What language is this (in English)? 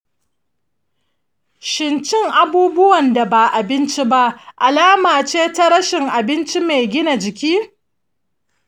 Hausa